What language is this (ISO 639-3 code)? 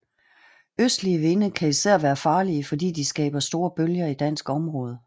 dan